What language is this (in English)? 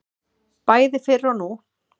Icelandic